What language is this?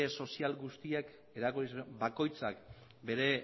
Basque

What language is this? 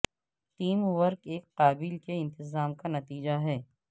Urdu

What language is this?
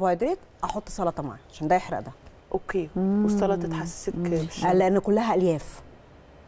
Arabic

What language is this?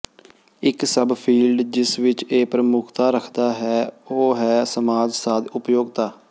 Punjabi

